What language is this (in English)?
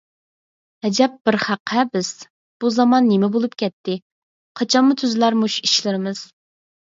Uyghur